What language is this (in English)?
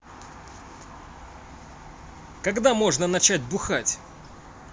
Russian